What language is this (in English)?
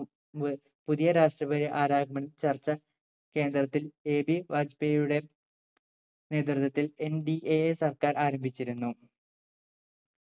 Malayalam